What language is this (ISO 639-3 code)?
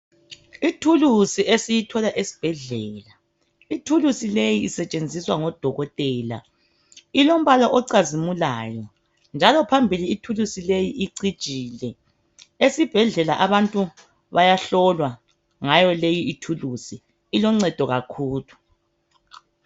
nde